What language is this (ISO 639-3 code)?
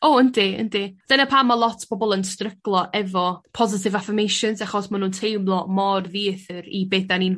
cym